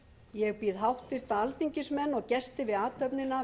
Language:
Icelandic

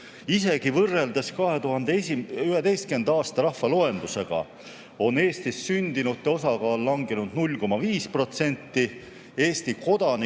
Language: Estonian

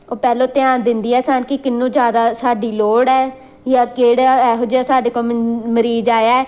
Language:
Punjabi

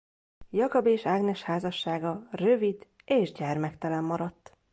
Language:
Hungarian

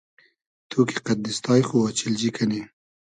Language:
Hazaragi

